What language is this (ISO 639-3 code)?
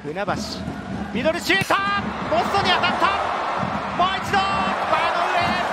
jpn